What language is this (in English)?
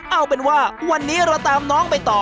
Thai